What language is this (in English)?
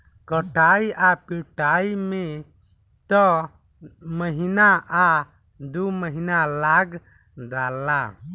Bhojpuri